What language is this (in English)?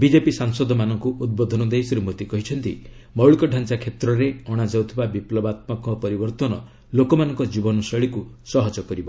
Odia